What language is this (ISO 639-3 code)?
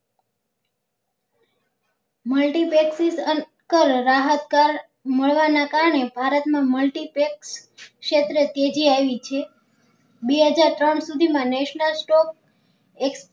guj